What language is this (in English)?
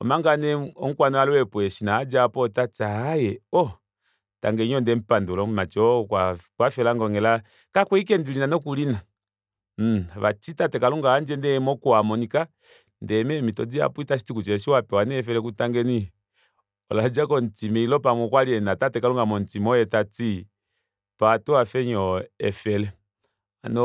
Kuanyama